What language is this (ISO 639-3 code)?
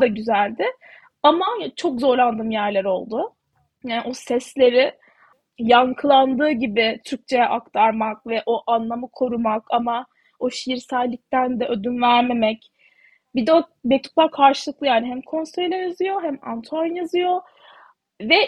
tur